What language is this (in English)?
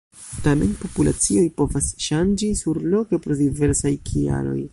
Esperanto